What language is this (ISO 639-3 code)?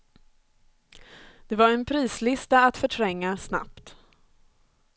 swe